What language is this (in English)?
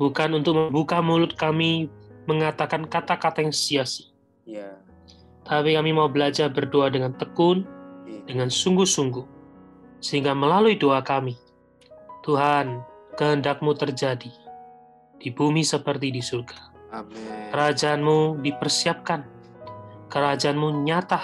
Indonesian